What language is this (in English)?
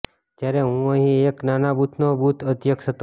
Gujarati